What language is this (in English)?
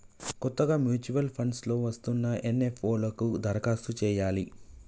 Telugu